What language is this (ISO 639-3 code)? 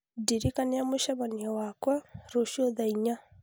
kik